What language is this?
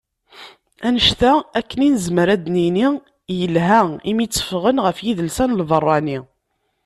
Kabyle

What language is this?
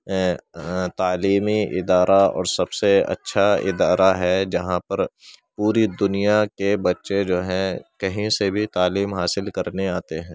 Urdu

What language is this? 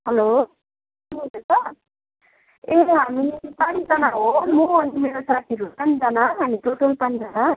Nepali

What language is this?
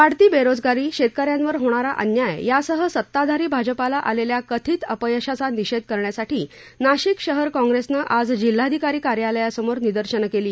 Marathi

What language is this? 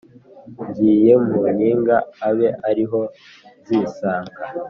Kinyarwanda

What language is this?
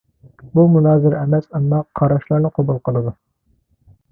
Uyghur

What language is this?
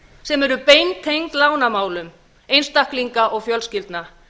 Icelandic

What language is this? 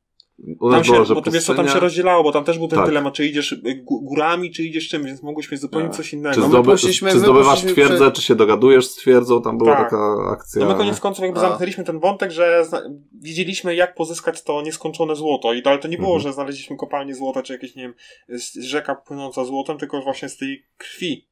Polish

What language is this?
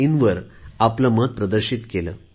Marathi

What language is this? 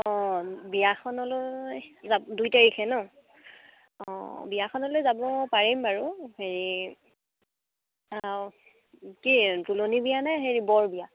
Assamese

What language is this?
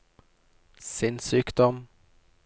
Norwegian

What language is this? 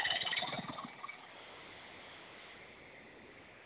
Malayalam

